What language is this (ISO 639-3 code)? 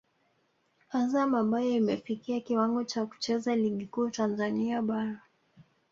swa